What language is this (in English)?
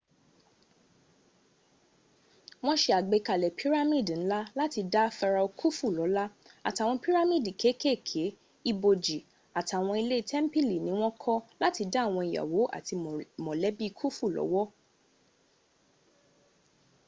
Yoruba